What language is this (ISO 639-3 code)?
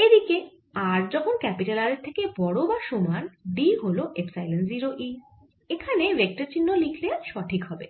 ben